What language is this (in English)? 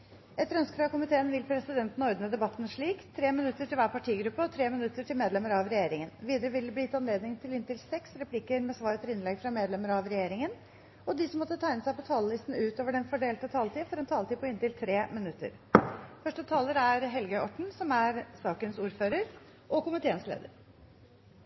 Norwegian Bokmål